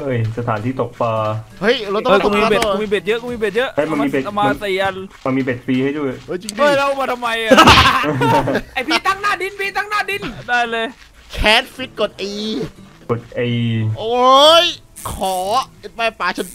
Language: Thai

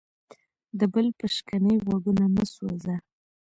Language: Pashto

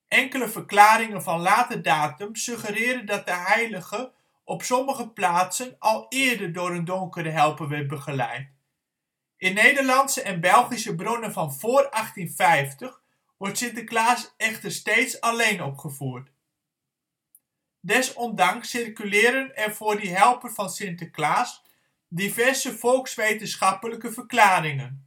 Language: Dutch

